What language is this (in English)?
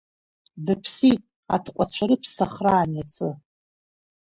Abkhazian